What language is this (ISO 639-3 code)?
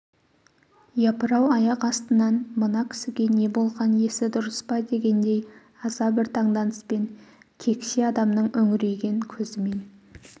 kaz